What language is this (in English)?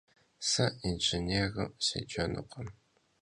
Kabardian